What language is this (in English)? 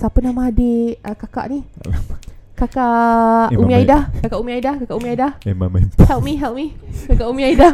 Malay